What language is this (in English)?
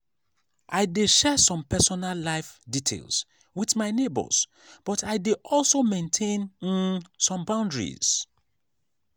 Nigerian Pidgin